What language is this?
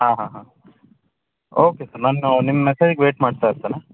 Kannada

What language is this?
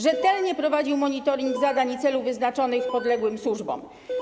Polish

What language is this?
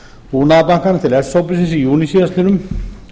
Icelandic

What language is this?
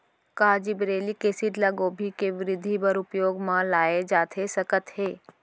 Chhattisgarhi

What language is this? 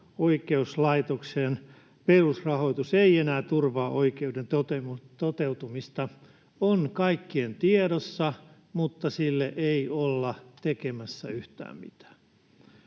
Finnish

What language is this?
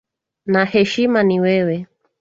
Swahili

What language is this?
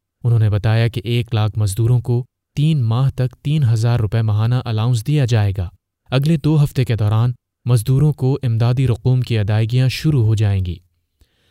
Urdu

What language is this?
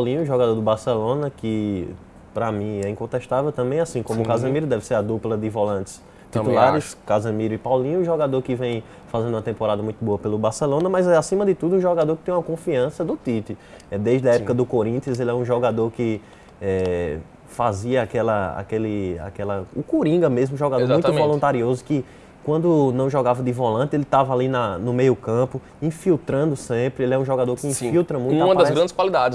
Portuguese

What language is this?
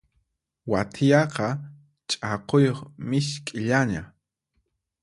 Puno Quechua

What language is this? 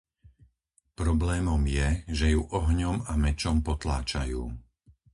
Slovak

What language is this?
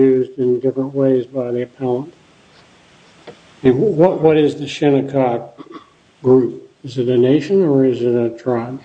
English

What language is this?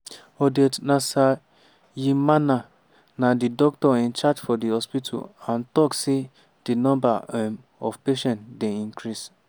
Nigerian Pidgin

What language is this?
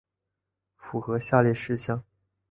Chinese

